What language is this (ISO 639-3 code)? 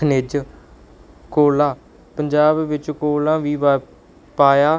pan